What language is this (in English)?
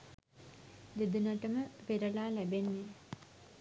Sinhala